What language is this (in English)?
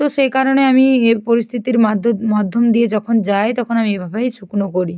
Bangla